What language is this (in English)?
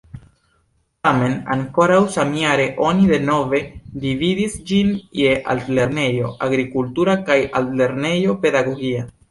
Esperanto